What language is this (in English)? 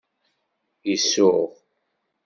Kabyle